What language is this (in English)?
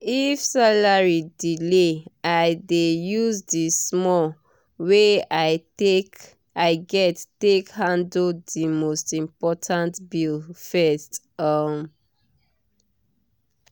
Nigerian Pidgin